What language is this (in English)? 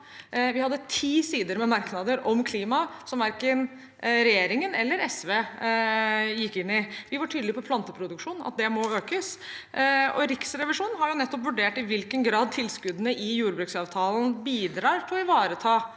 Norwegian